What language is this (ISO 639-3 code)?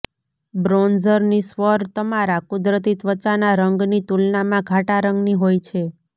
guj